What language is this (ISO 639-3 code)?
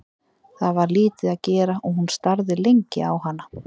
isl